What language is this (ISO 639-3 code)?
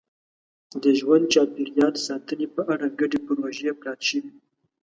pus